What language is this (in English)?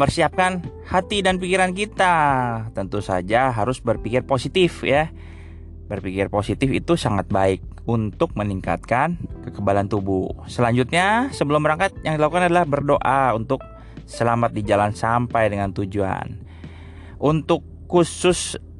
Indonesian